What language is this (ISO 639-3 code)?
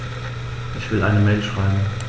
deu